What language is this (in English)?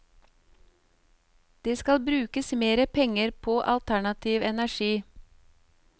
Norwegian